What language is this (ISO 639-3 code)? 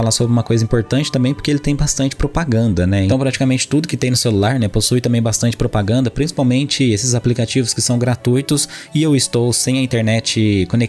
por